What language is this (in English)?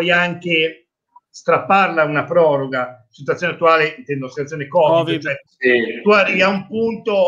Italian